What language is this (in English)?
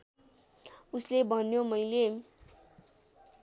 Nepali